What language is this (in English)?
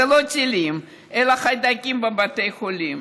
Hebrew